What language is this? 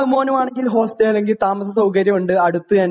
Malayalam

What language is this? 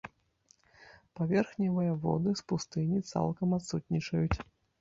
Belarusian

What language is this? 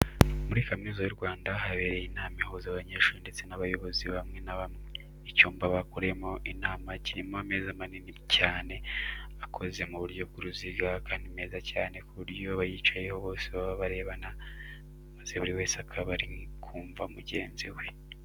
Kinyarwanda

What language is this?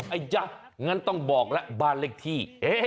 Thai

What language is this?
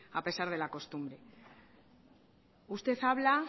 Spanish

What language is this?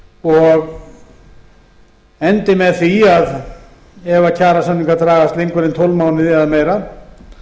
Icelandic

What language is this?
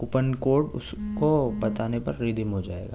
Urdu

